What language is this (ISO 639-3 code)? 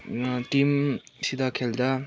nep